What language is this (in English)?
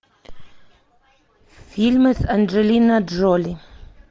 Russian